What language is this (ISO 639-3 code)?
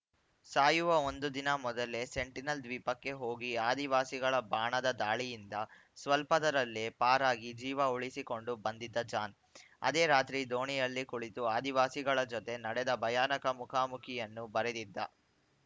kan